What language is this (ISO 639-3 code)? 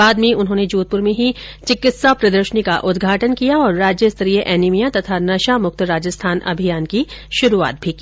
hin